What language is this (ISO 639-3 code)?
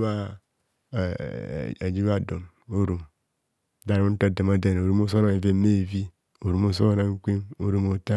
bcs